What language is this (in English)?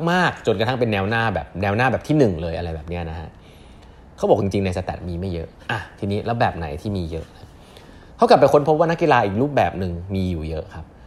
Thai